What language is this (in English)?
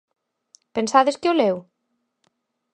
Galician